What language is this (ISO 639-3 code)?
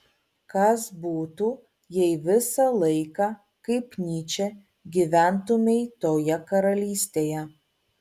lit